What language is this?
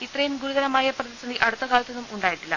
Malayalam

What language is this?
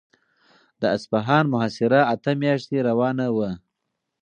Pashto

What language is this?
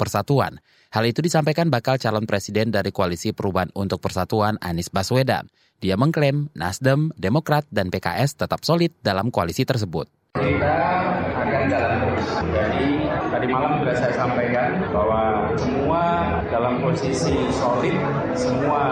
Indonesian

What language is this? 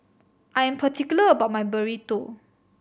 English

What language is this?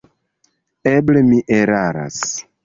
Esperanto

